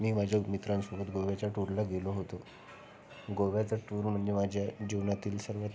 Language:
Marathi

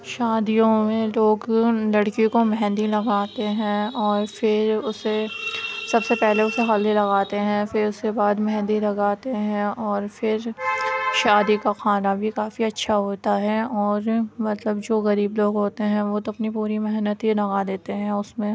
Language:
Urdu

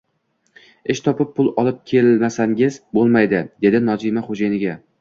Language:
Uzbek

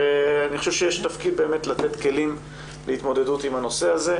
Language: Hebrew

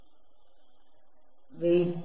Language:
Malayalam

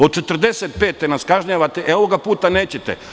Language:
Serbian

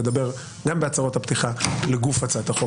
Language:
Hebrew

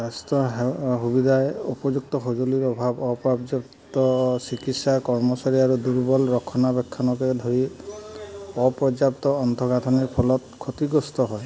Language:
Assamese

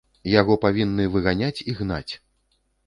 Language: Belarusian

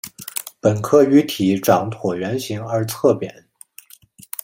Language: Chinese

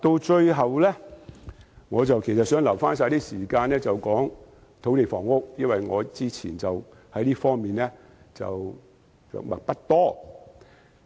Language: Cantonese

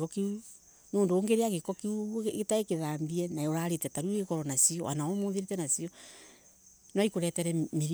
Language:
Embu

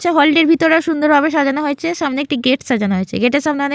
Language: Bangla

